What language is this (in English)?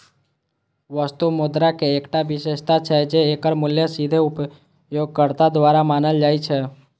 Maithili